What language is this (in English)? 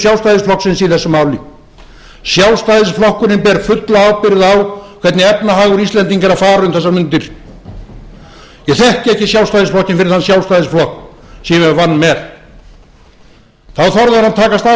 Icelandic